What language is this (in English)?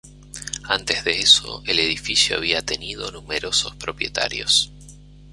Spanish